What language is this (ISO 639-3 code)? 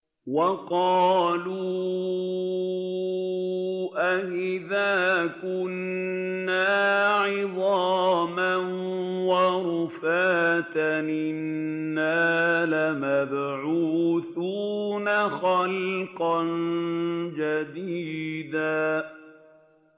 ara